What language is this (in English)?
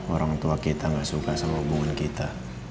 Indonesian